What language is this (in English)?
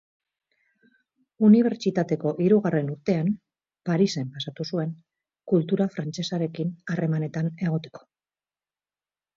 Basque